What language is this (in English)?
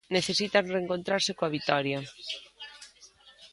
Galician